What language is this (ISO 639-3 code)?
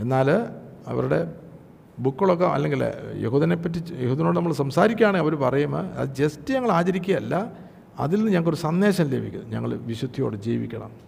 mal